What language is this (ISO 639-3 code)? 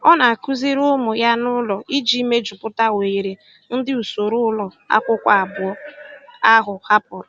ibo